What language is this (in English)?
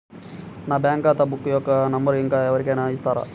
Telugu